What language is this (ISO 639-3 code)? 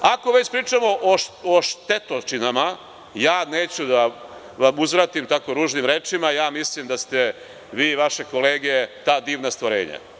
srp